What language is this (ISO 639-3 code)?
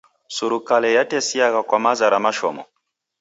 dav